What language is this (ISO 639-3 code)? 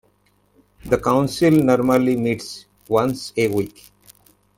eng